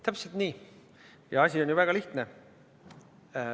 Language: Estonian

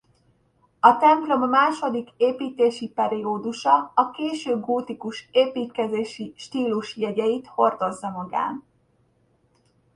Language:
Hungarian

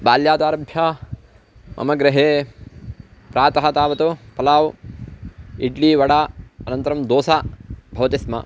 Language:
Sanskrit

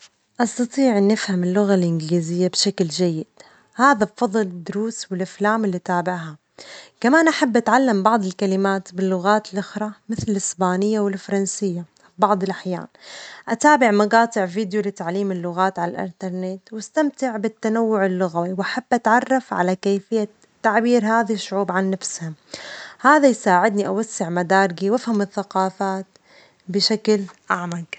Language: Omani Arabic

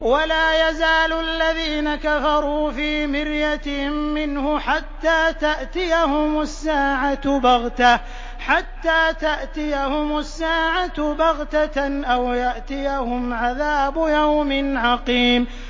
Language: Arabic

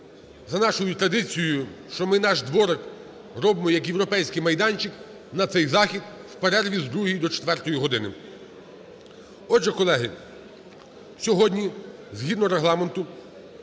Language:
Ukrainian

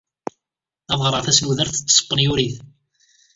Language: Kabyle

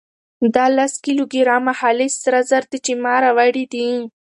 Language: Pashto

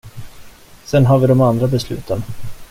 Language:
Swedish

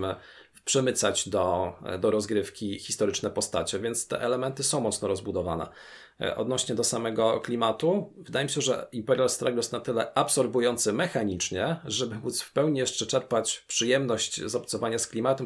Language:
Polish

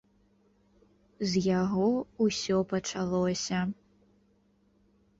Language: Belarusian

